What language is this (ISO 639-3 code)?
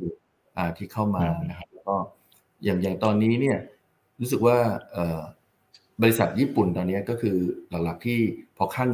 tha